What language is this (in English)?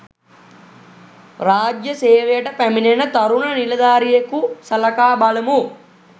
Sinhala